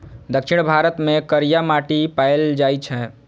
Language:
Maithili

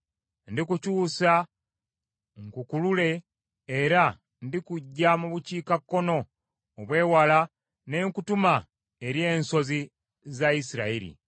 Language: Ganda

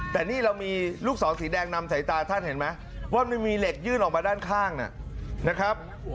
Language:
Thai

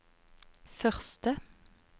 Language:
Norwegian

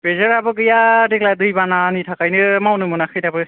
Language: Bodo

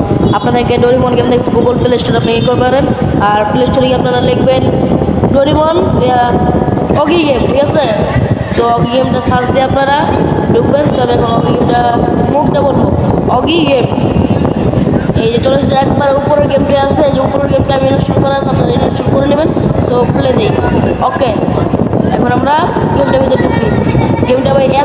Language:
Indonesian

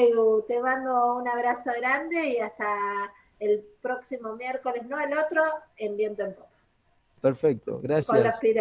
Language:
Spanish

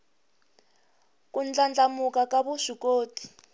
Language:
Tsonga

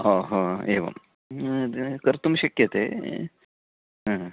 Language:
Sanskrit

